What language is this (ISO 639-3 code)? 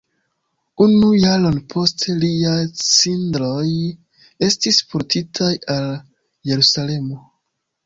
epo